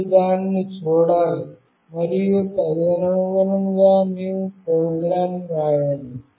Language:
Telugu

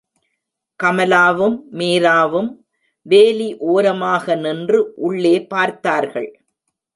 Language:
Tamil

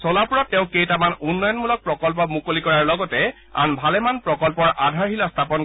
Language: Assamese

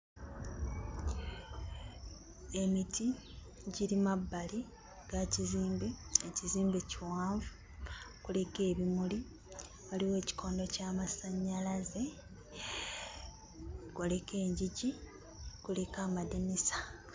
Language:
Ganda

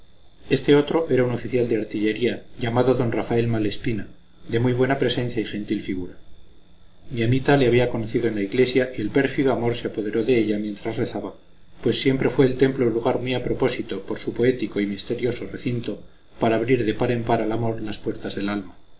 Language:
Spanish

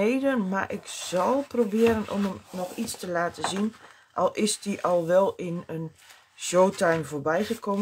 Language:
Dutch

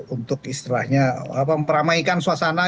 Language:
Indonesian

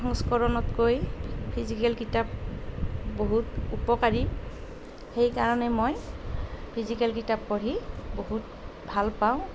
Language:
Assamese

